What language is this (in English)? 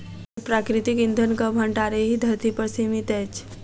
Maithili